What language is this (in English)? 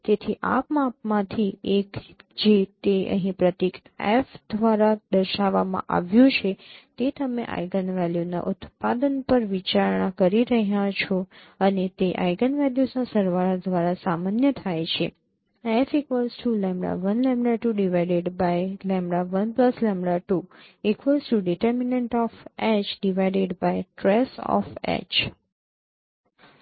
Gujarati